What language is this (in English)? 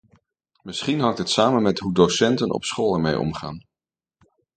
Dutch